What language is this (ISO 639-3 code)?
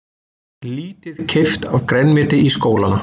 isl